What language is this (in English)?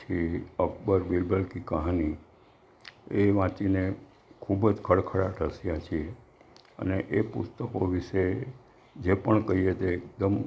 Gujarati